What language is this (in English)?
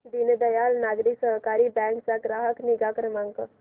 Marathi